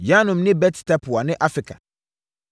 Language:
Akan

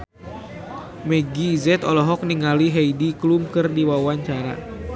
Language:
Sundanese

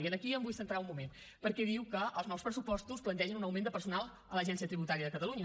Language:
Catalan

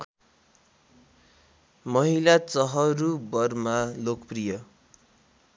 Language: Nepali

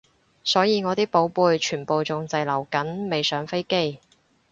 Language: Cantonese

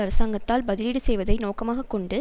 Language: Tamil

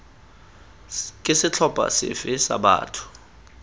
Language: Tswana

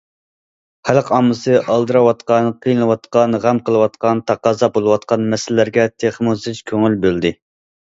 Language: Uyghur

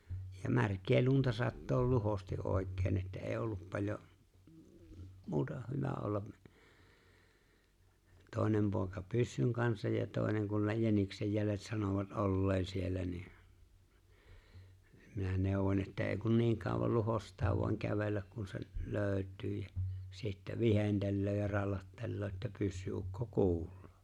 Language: Finnish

